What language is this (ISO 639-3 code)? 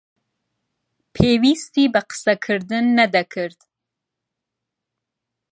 ckb